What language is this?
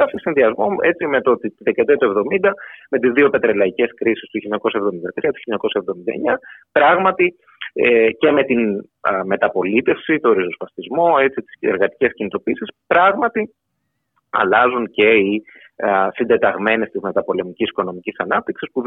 Greek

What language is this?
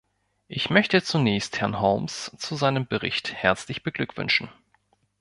German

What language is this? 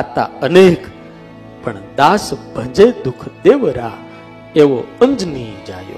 Gujarati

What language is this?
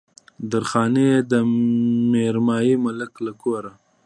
Pashto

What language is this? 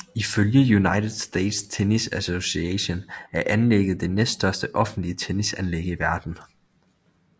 Danish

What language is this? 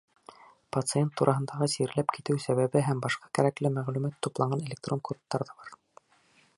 Bashkir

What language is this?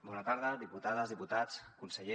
Catalan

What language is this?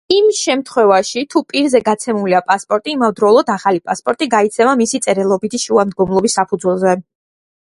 Georgian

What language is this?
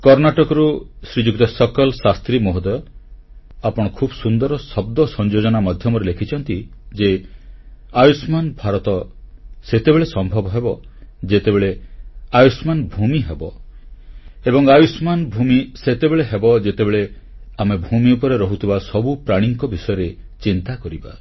Odia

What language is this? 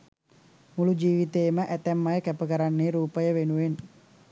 Sinhala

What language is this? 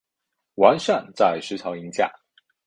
Chinese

